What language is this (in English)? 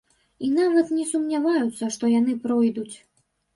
Belarusian